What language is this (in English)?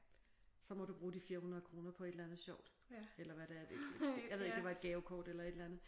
Danish